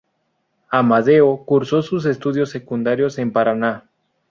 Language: Spanish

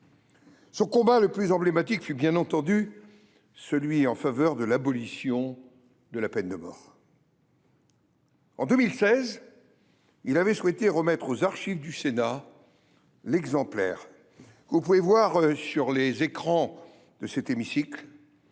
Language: French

